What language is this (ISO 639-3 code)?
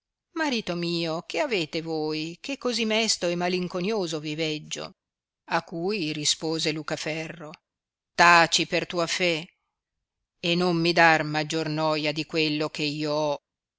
ita